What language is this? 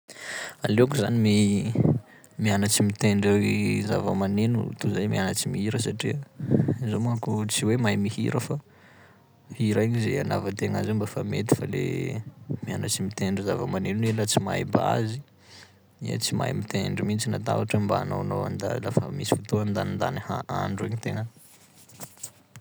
Sakalava Malagasy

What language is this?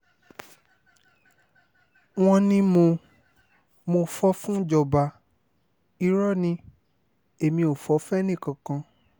Yoruba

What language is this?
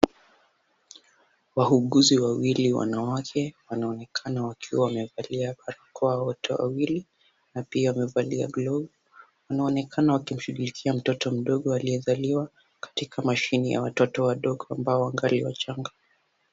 Swahili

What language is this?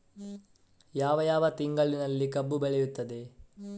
Kannada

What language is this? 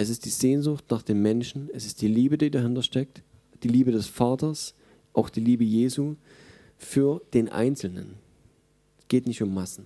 German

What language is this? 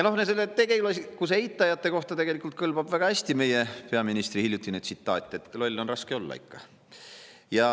Estonian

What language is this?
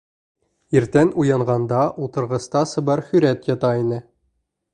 Bashkir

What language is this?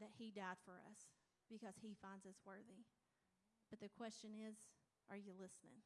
English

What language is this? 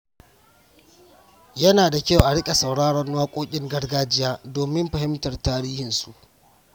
Hausa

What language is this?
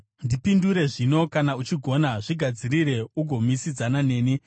Shona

